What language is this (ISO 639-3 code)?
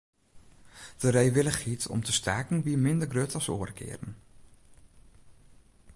fry